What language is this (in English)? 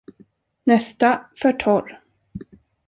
Swedish